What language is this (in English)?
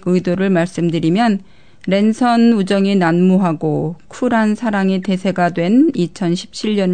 Korean